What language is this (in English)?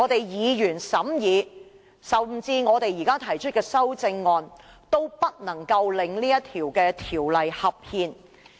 Cantonese